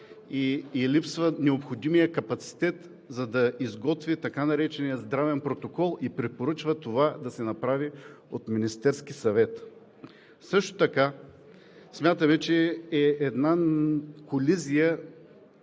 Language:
Bulgarian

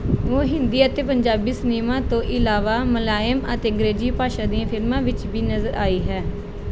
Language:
Punjabi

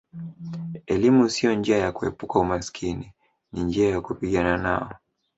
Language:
Swahili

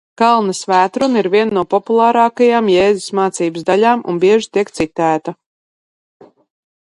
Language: Latvian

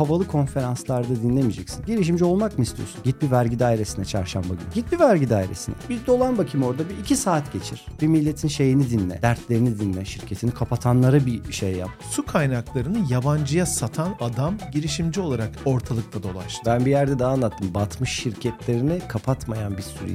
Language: Turkish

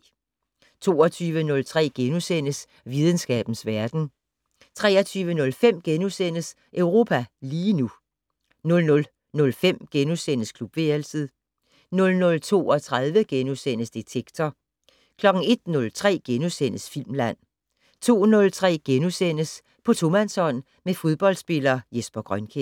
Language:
Danish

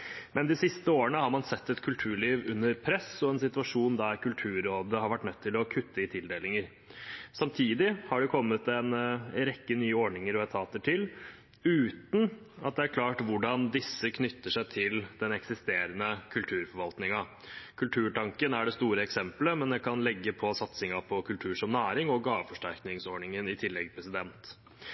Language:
Norwegian Bokmål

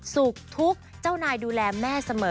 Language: Thai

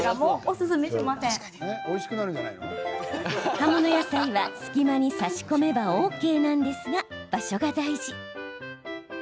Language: Japanese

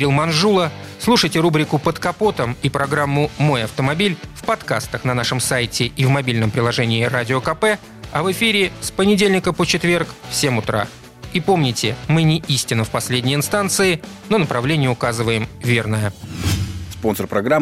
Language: Russian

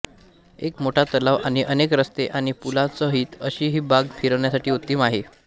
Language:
Marathi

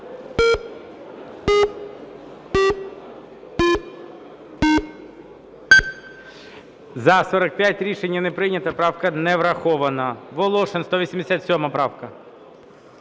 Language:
Ukrainian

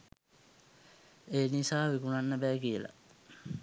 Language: Sinhala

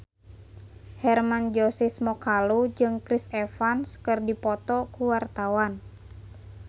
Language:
Sundanese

